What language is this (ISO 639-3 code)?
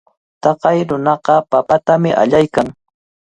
qvl